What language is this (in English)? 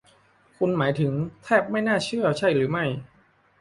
Thai